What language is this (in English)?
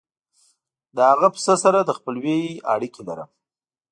Pashto